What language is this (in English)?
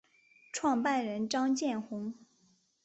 Chinese